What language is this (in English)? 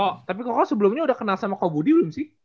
Indonesian